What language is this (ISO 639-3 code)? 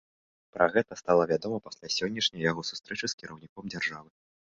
bel